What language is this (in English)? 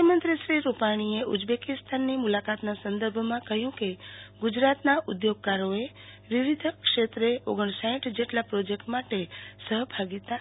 Gujarati